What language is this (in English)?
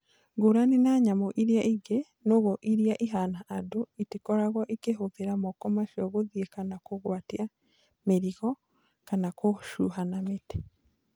Kikuyu